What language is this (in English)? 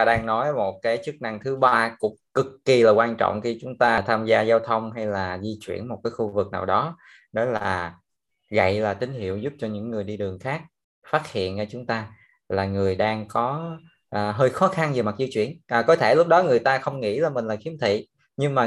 Vietnamese